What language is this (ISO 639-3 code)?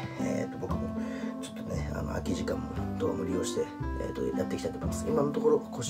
jpn